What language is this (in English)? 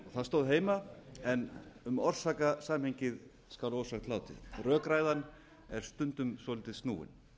Icelandic